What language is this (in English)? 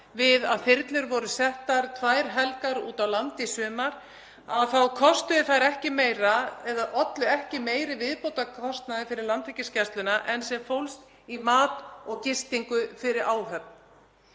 Icelandic